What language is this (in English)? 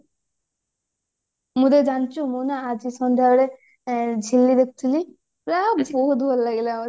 Odia